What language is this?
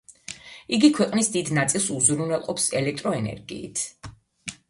Georgian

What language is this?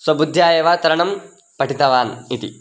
Sanskrit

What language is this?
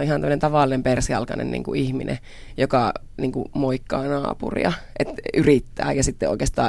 Finnish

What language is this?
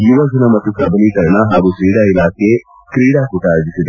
Kannada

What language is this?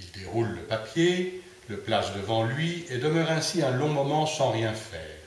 French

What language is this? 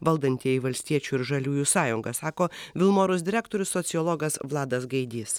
Lithuanian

